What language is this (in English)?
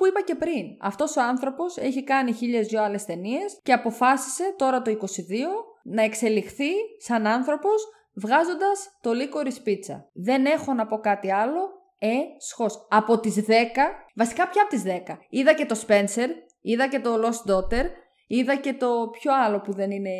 Greek